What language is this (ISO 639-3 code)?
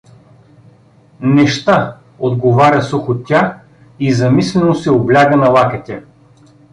bul